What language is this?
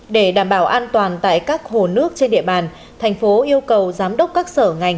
Vietnamese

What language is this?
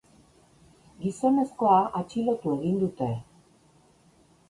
Basque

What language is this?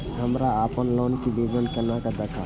Maithili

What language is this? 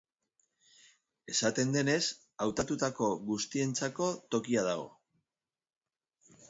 Basque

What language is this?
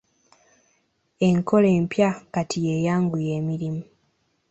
Ganda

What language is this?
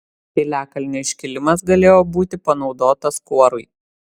Lithuanian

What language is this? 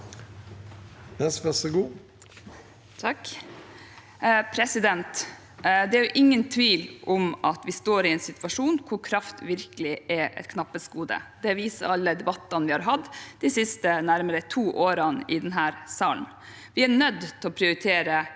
Norwegian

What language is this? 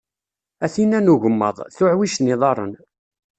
Kabyle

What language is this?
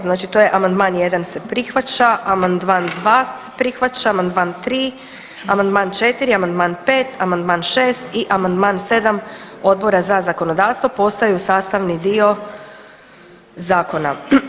Croatian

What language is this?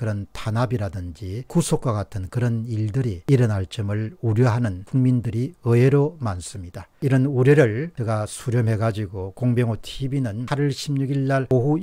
Korean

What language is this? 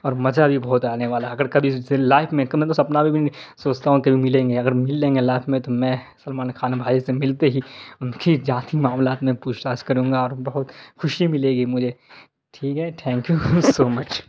Urdu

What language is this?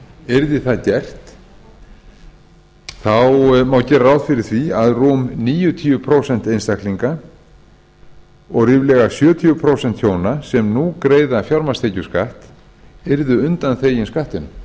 Icelandic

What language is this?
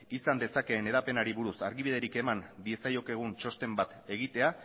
Basque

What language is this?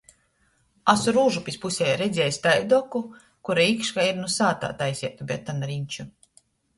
Latgalian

